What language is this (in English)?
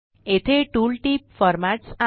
Marathi